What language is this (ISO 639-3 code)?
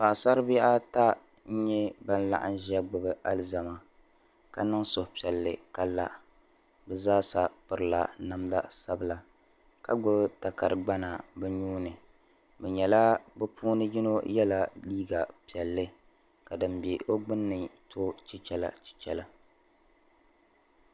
dag